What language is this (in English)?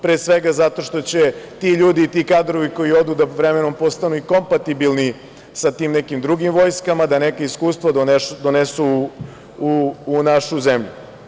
Serbian